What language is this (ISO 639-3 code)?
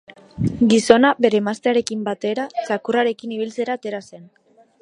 eus